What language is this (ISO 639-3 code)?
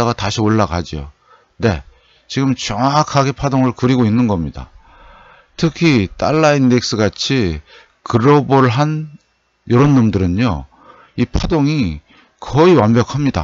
kor